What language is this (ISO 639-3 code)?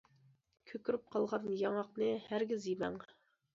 uig